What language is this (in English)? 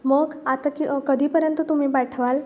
Marathi